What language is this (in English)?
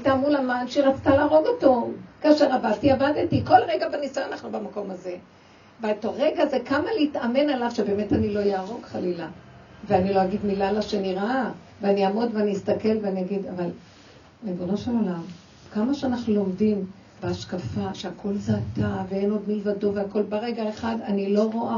Hebrew